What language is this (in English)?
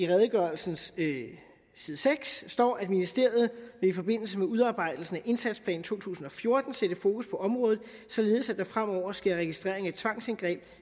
Danish